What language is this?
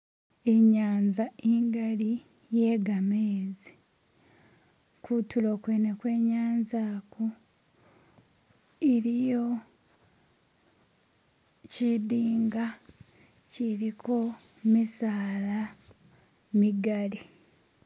Masaaba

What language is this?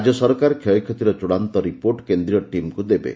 Odia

